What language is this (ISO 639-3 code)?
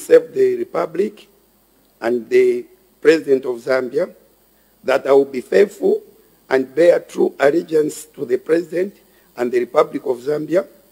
eng